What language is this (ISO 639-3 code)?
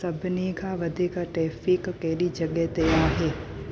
snd